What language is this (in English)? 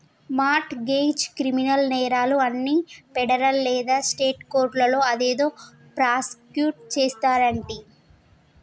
Telugu